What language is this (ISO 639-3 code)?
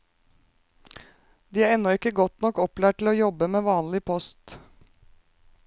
nor